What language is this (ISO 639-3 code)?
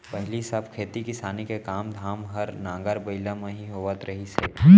hne